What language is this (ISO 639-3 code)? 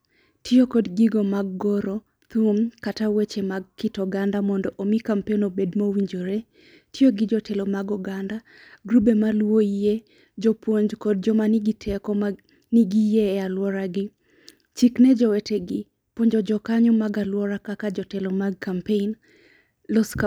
luo